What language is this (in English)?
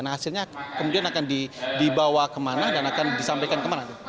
Indonesian